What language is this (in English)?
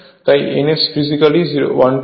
Bangla